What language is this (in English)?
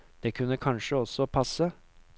Norwegian